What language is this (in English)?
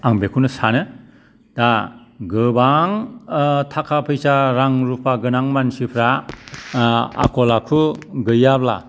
Bodo